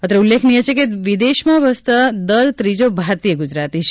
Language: Gujarati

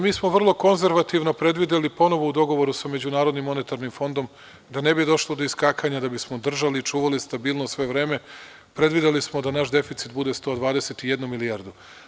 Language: Serbian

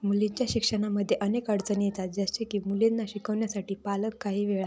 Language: Marathi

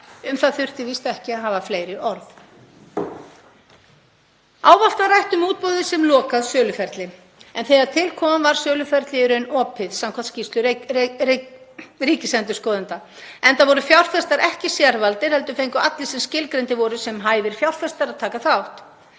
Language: Icelandic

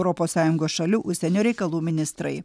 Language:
Lithuanian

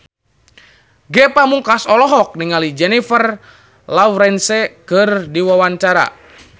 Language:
Sundanese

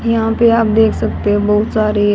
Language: Hindi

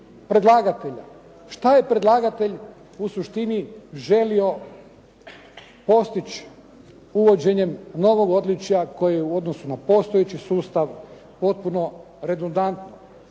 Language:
Croatian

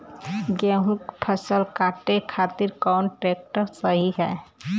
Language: Bhojpuri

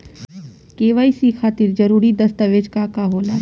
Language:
Bhojpuri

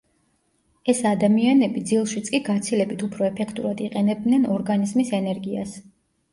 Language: Georgian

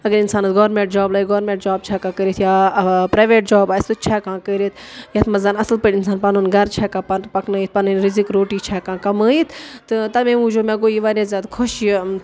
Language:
Kashmiri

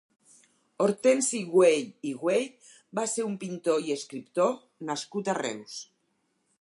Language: Catalan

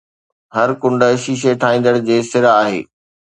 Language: Sindhi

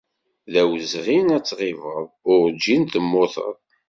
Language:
Kabyle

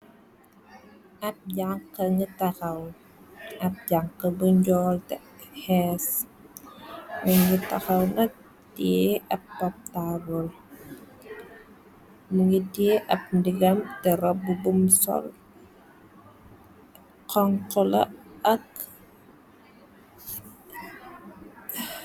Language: Wolof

